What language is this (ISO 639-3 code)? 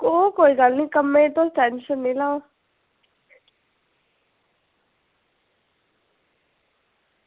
doi